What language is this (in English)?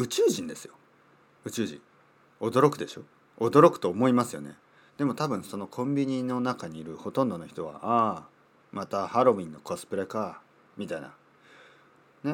Japanese